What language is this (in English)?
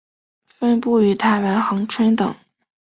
Chinese